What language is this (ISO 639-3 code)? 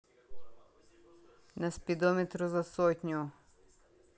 rus